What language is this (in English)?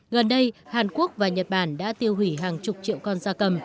Vietnamese